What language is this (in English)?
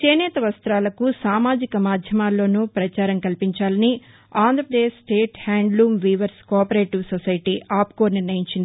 Telugu